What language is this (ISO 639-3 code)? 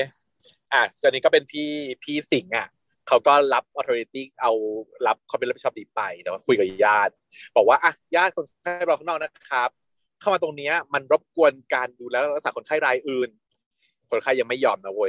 tha